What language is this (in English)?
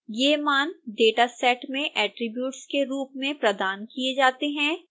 Hindi